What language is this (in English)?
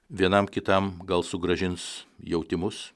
Lithuanian